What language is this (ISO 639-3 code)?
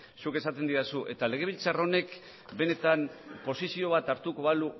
eus